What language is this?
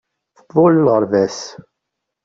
Kabyle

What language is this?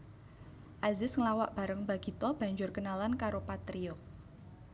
Javanese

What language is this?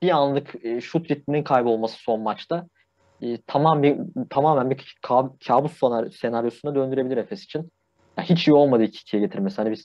Turkish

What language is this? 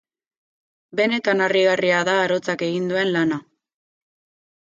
Basque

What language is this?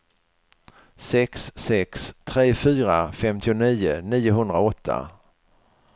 Swedish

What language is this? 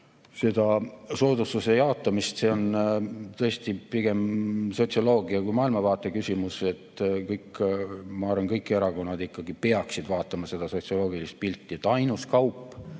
Estonian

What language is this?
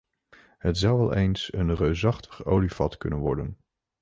Dutch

